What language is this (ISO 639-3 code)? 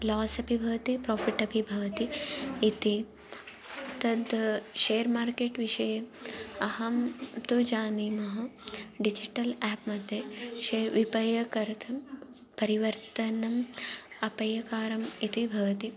san